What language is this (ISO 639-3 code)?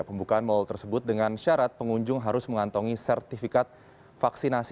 ind